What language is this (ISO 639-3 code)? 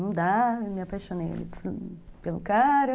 por